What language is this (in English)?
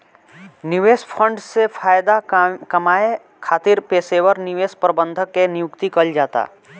Bhojpuri